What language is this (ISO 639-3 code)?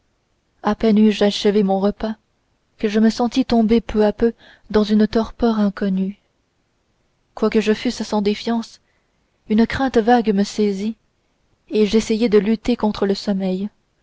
fra